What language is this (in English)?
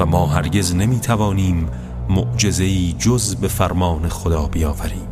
Persian